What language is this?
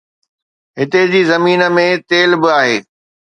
Sindhi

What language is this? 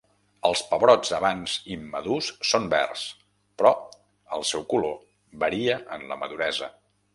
Catalan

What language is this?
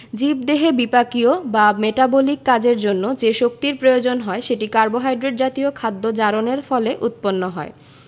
Bangla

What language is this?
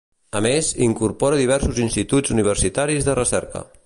Catalan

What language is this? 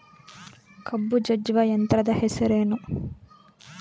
Kannada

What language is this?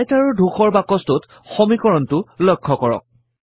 Assamese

